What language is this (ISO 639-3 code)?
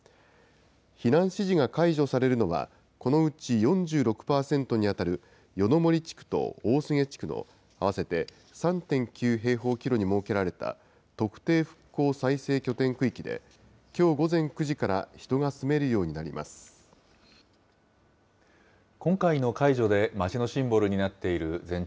jpn